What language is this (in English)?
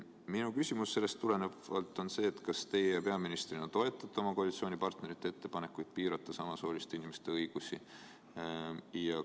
Estonian